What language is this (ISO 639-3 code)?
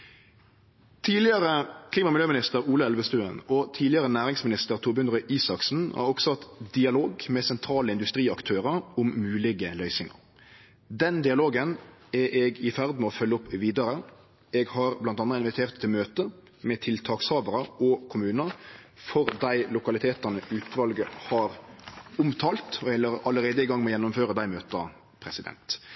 nno